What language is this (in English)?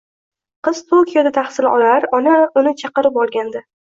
Uzbek